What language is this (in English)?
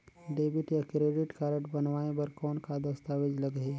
Chhattisgarhi